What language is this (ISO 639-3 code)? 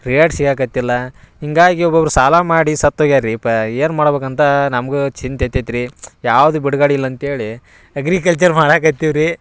kan